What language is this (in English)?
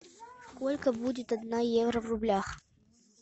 Russian